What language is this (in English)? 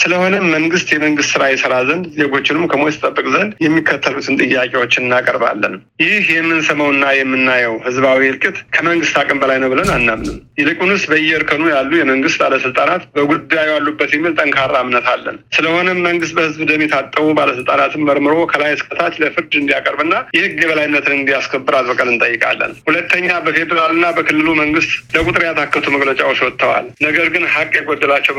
Amharic